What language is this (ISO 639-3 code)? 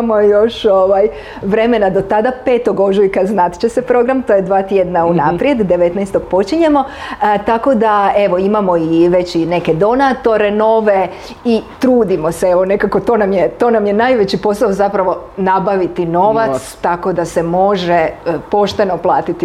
hrv